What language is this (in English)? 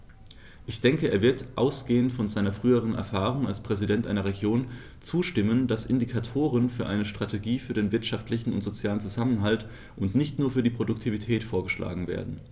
German